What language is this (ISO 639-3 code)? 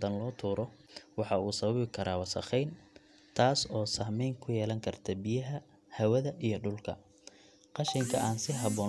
som